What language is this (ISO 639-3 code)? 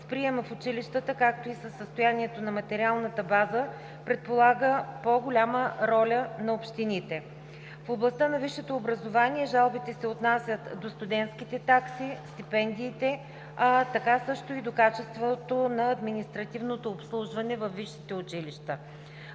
bul